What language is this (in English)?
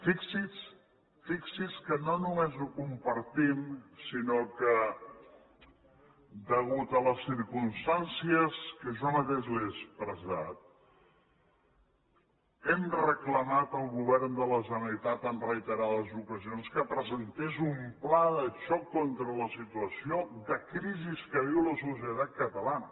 Catalan